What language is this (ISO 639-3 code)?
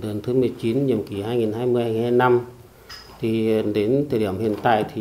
vie